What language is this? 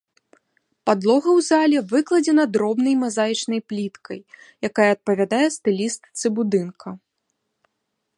Belarusian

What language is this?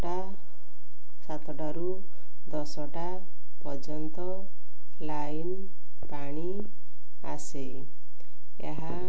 Odia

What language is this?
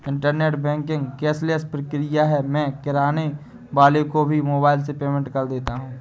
Hindi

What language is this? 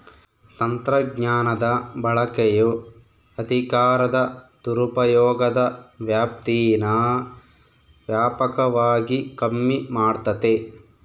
Kannada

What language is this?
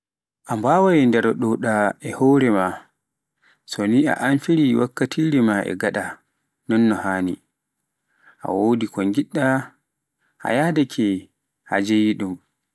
Pular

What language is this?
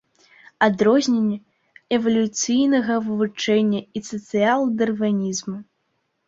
Belarusian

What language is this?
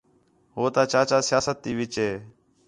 Khetrani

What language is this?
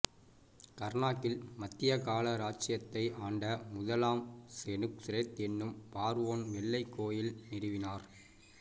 Tamil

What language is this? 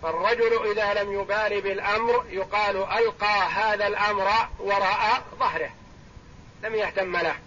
Arabic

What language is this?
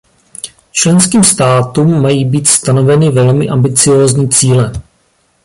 Czech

